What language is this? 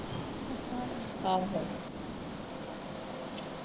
Punjabi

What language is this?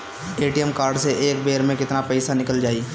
Bhojpuri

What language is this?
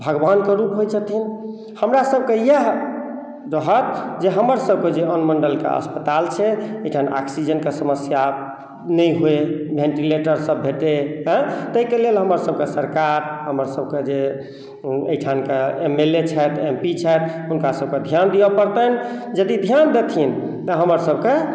Maithili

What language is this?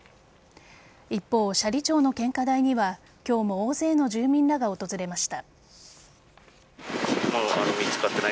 Japanese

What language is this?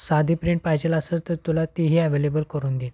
Marathi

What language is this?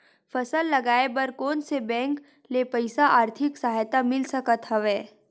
Chhattisgarhi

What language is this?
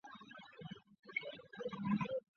Chinese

